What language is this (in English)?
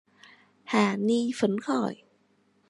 Vietnamese